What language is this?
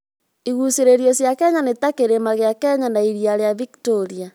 Kikuyu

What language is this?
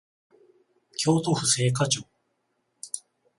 Japanese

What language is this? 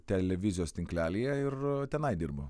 Lithuanian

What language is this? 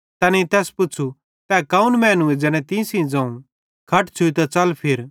Bhadrawahi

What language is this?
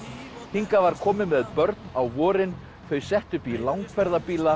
Icelandic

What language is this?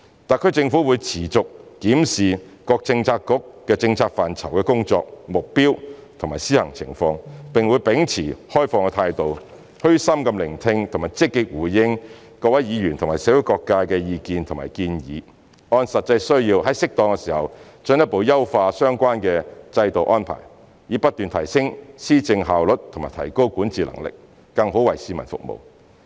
Cantonese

